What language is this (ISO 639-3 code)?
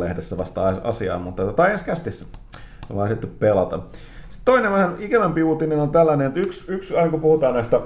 fin